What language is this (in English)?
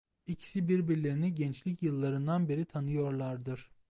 Turkish